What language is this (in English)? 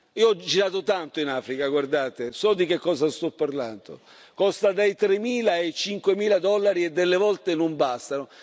Italian